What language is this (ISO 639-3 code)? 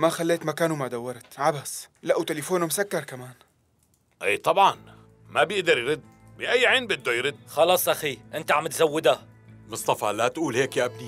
ara